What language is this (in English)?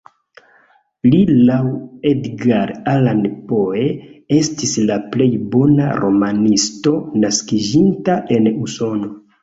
Esperanto